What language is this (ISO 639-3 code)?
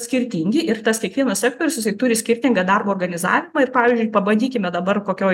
lit